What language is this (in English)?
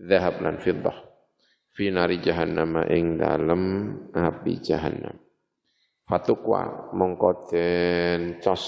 Indonesian